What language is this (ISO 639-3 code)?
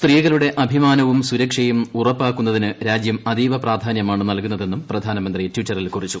mal